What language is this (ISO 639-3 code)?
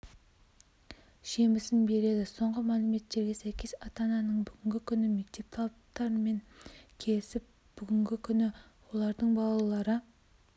kaz